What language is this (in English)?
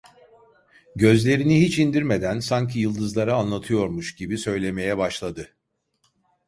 Turkish